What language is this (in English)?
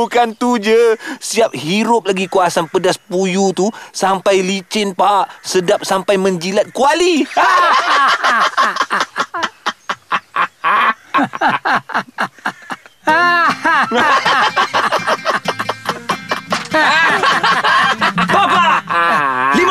Malay